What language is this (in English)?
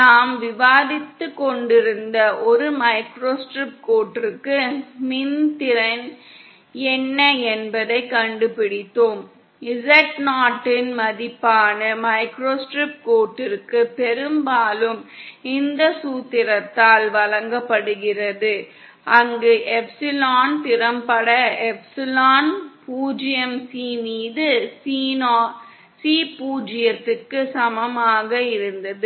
Tamil